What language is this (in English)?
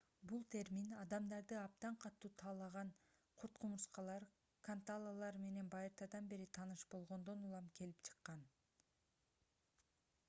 Kyrgyz